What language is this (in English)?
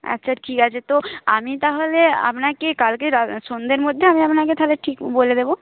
Bangla